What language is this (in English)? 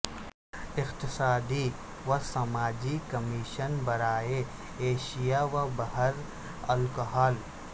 Urdu